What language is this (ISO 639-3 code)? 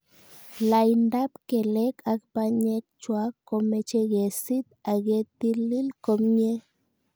kln